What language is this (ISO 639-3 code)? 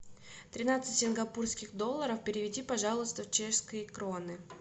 rus